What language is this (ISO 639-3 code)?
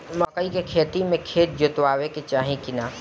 bho